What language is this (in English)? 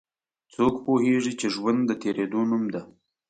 Pashto